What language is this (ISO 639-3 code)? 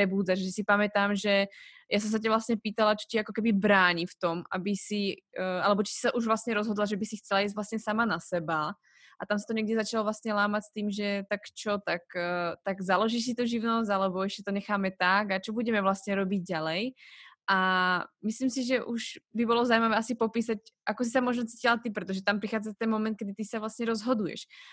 slk